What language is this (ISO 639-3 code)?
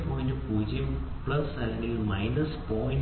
mal